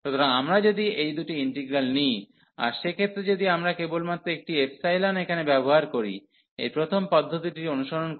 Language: Bangla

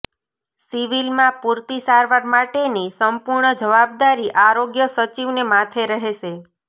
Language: Gujarati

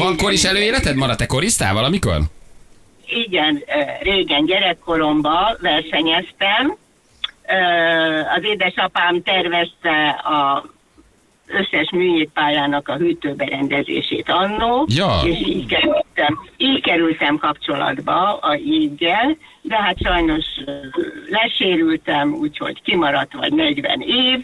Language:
Hungarian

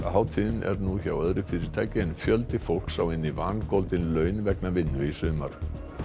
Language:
Icelandic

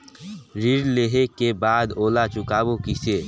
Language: Chhattisgarhi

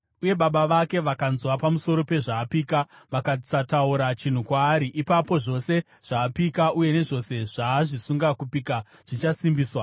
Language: Shona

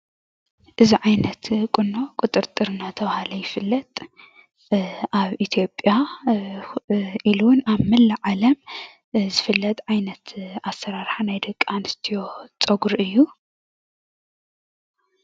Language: Tigrinya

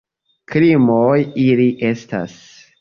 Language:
Esperanto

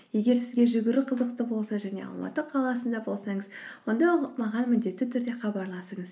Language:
Kazakh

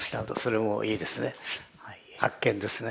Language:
Japanese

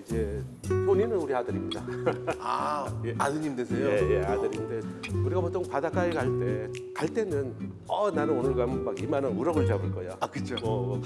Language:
Korean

